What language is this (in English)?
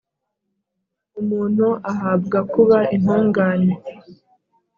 Kinyarwanda